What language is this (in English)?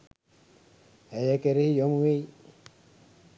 Sinhala